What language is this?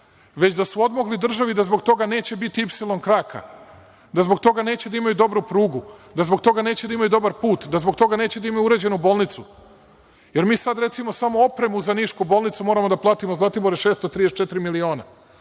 Serbian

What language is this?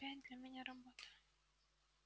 Russian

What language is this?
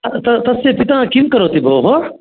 Sanskrit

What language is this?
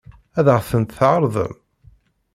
Kabyle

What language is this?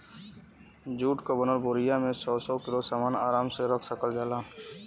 Bhojpuri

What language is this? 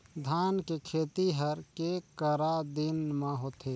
Chhattisgarhi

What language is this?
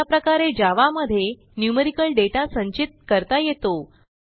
Marathi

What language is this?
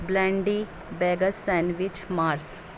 Urdu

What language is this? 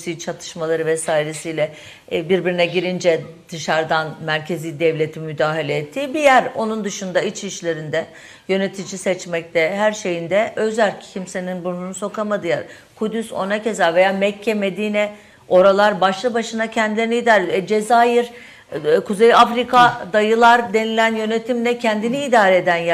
Turkish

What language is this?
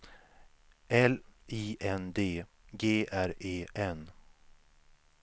Swedish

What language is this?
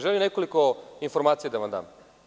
Serbian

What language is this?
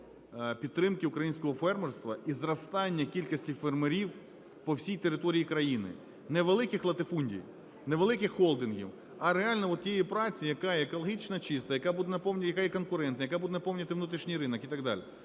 Ukrainian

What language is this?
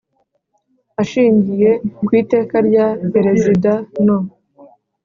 Kinyarwanda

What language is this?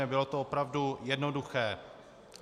Czech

